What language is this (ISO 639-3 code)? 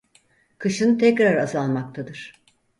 tur